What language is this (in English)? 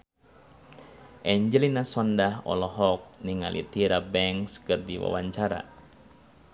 Sundanese